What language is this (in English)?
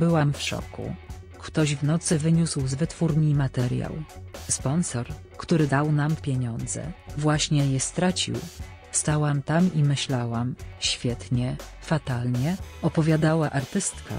Polish